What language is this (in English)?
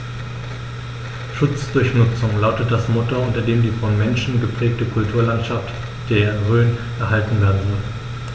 German